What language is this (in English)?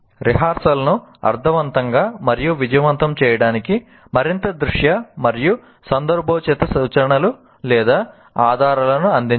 Telugu